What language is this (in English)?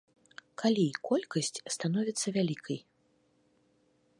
Belarusian